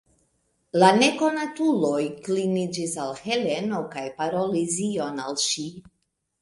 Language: Esperanto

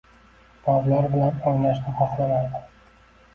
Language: Uzbek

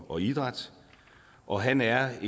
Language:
Danish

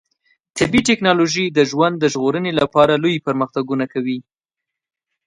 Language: Pashto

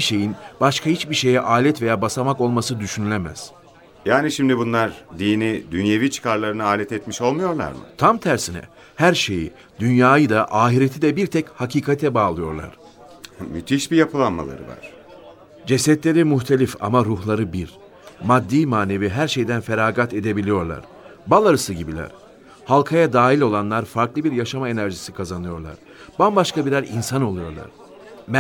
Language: Turkish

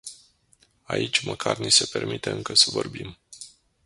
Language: Romanian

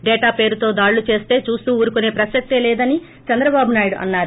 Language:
Telugu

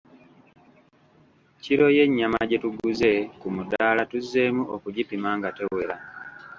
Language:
Ganda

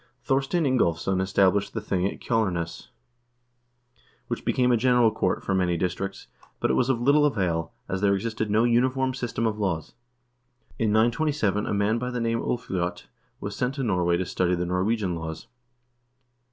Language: English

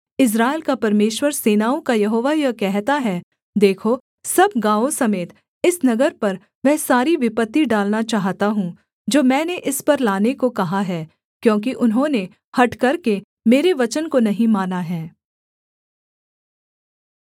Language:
Hindi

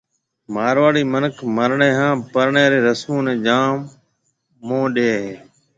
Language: Marwari (Pakistan)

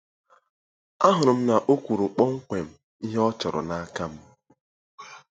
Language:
Igbo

